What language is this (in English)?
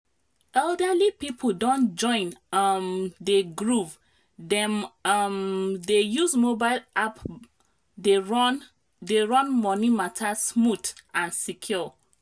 Nigerian Pidgin